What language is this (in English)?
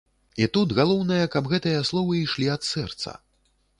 Belarusian